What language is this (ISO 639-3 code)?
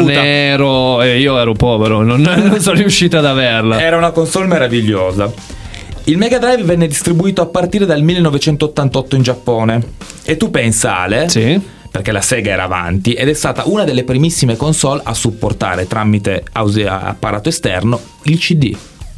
ita